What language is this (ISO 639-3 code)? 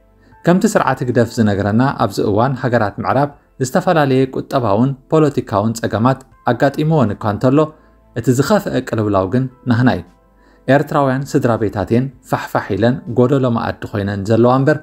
ara